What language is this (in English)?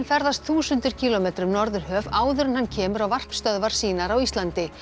Icelandic